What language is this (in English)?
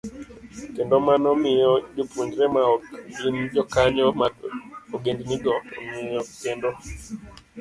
Luo (Kenya and Tanzania)